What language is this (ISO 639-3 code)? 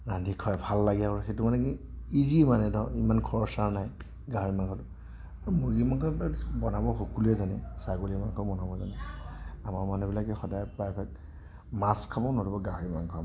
asm